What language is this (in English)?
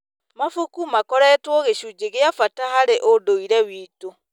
Kikuyu